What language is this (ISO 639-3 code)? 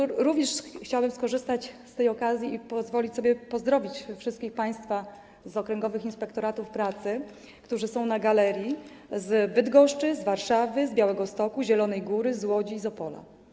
pol